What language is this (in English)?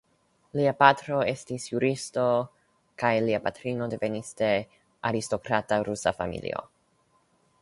Esperanto